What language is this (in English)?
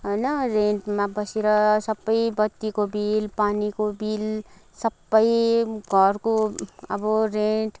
Nepali